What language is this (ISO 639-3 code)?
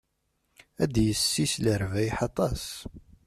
kab